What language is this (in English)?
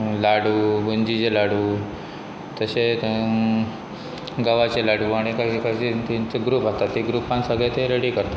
Konkani